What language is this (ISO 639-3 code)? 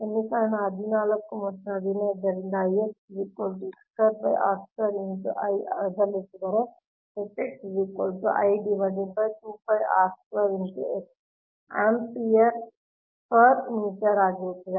kan